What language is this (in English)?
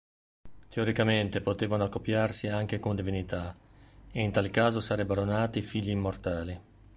Italian